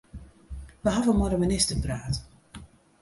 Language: Western Frisian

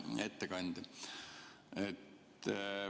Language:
Estonian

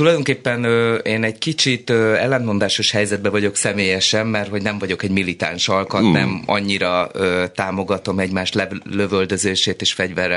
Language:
Hungarian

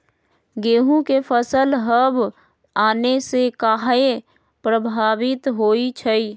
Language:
Magahi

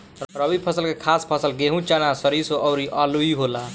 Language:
Bhojpuri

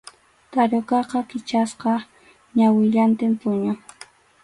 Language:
Arequipa-La Unión Quechua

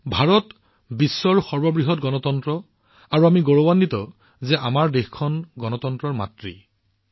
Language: Assamese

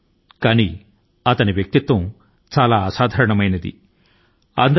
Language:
Telugu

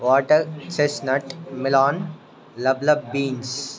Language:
Telugu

